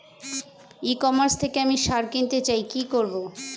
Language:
Bangla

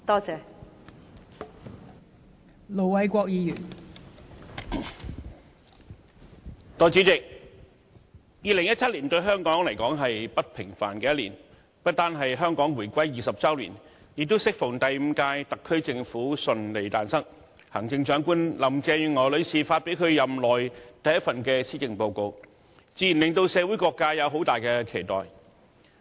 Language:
Cantonese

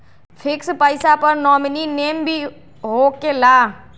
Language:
Magahi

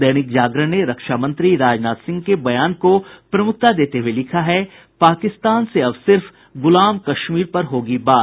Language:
Hindi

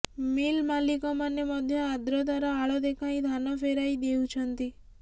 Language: Odia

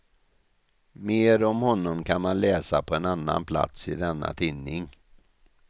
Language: Swedish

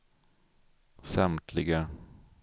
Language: Swedish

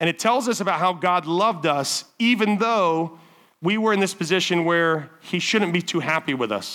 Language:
English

